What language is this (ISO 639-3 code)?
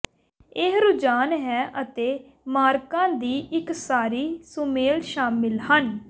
pan